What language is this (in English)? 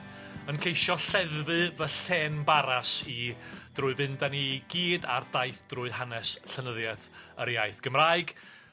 Welsh